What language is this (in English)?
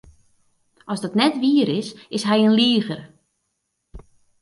Western Frisian